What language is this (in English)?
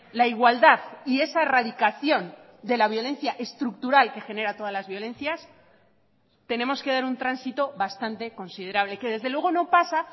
Spanish